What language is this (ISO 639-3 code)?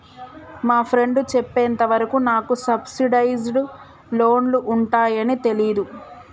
tel